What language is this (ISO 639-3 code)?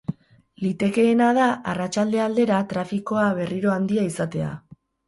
eus